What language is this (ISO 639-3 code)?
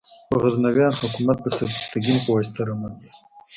pus